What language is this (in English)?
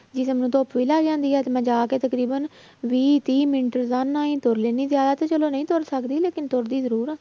Punjabi